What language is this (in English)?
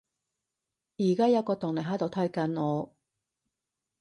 Cantonese